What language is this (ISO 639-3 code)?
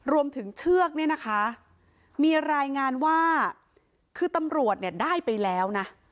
tha